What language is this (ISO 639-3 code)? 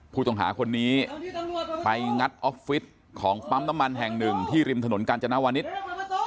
tha